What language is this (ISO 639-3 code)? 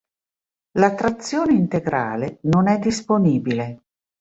ita